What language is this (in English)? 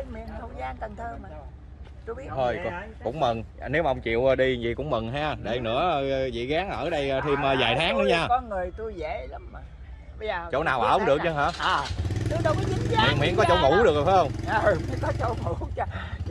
Vietnamese